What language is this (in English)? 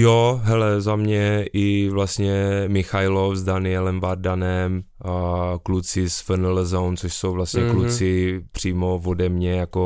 Czech